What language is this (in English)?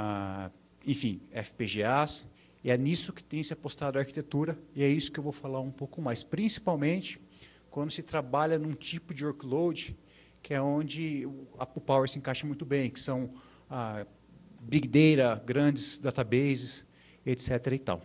Portuguese